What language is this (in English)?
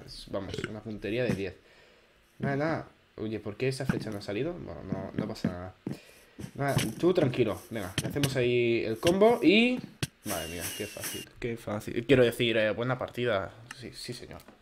Spanish